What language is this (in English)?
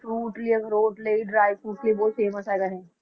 Punjabi